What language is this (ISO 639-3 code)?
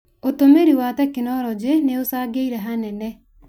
kik